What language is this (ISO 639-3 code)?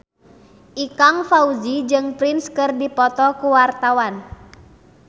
sun